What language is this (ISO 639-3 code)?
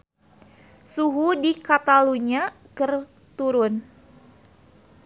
sun